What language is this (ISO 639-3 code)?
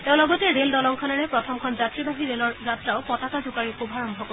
asm